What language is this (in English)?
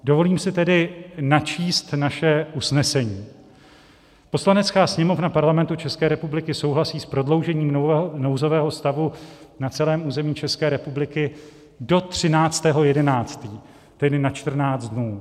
Czech